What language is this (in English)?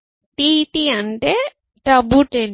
Telugu